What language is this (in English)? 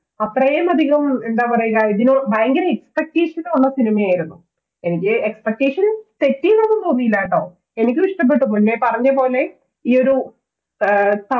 Malayalam